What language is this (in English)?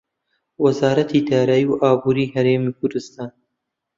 Central Kurdish